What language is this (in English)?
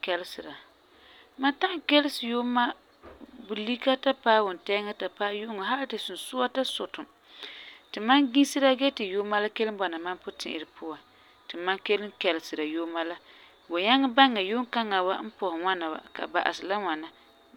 Frafra